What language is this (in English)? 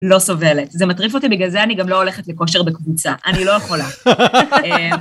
Hebrew